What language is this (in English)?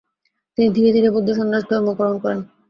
Bangla